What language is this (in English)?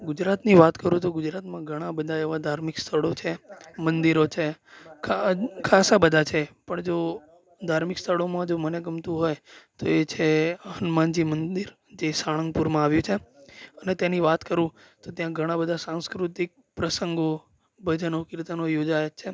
Gujarati